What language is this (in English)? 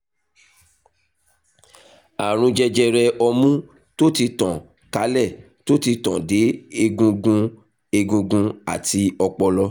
Yoruba